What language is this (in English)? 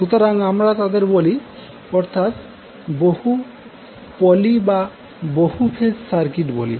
Bangla